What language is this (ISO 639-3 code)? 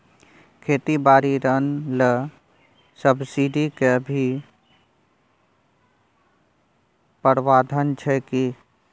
mai